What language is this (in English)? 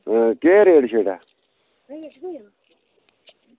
Dogri